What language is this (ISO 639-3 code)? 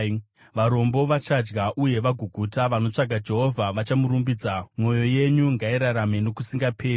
sna